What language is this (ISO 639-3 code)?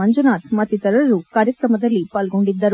kan